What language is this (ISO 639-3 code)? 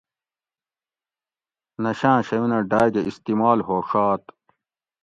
gwc